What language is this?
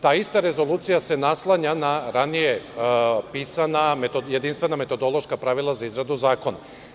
Serbian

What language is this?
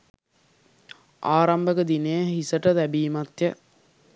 Sinhala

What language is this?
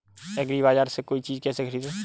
Hindi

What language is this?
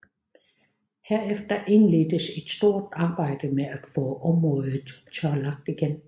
Danish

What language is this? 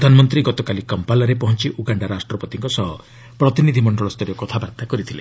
Odia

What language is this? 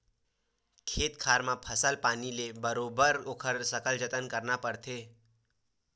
Chhattisgarhi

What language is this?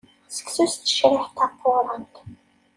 Kabyle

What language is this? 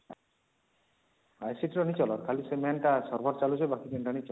Odia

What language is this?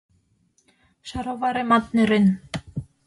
Mari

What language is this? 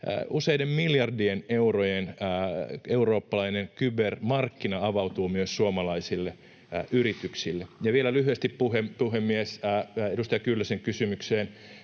Finnish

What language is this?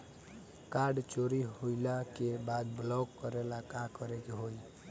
Bhojpuri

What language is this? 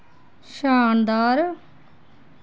Dogri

